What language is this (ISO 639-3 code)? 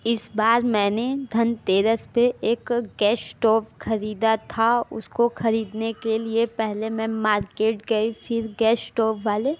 hin